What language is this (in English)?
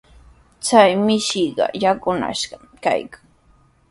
Sihuas Ancash Quechua